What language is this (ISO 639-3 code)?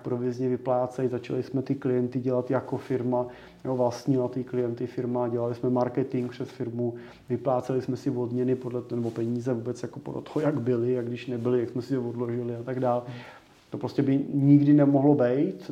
ces